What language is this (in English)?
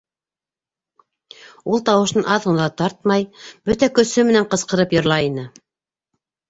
Bashkir